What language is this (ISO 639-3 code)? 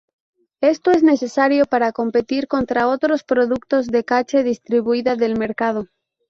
spa